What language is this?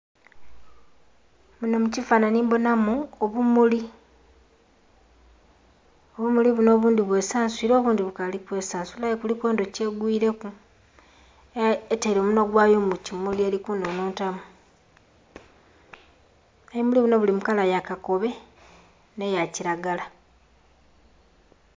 Soga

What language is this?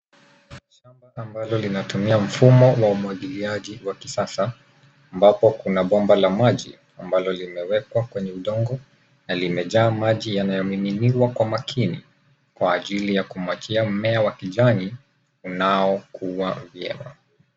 Swahili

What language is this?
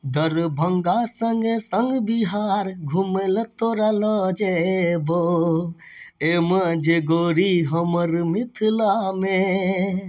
Maithili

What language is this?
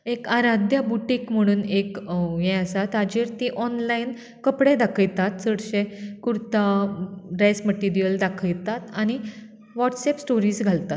Konkani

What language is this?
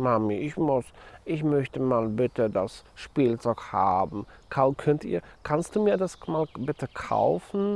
German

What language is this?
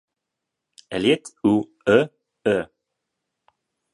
French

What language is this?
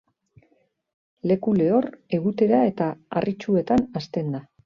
Basque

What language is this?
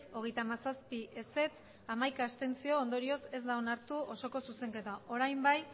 Basque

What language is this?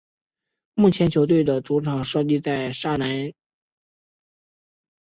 Chinese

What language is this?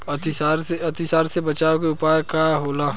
Bhojpuri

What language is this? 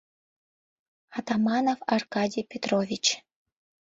Mari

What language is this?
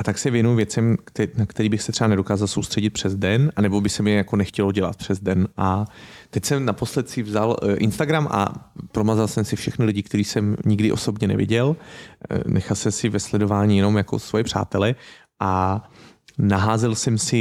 Czech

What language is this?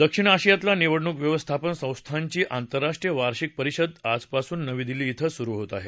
Marathi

